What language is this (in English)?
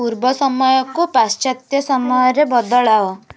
Odia